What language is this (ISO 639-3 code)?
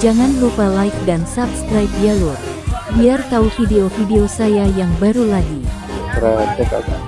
ind